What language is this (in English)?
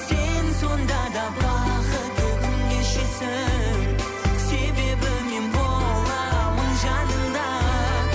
Kazakh